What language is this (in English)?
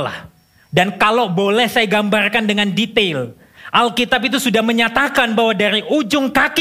Indonesian